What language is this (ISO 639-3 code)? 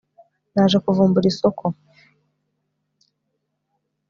kin